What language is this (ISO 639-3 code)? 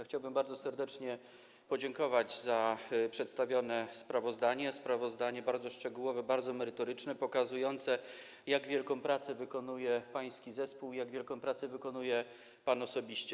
pol